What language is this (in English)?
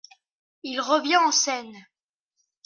French